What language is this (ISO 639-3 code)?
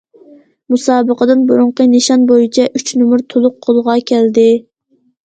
uig